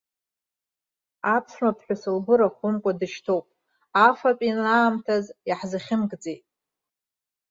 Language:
Abkhazian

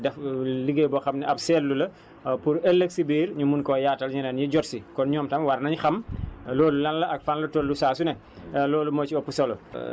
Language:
Wolof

